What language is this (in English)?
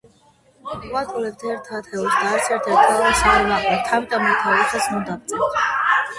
Georgian